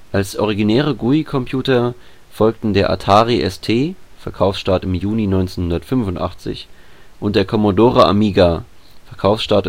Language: German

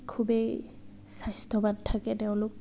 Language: Assamese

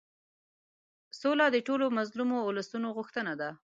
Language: Pashto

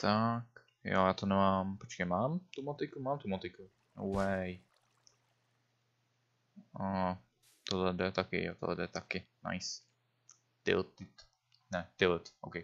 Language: Czech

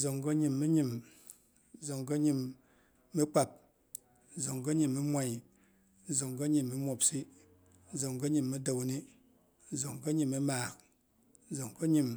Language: Boghom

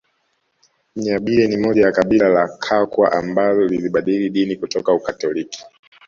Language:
Swahili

